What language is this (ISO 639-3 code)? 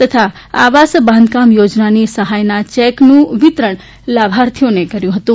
guj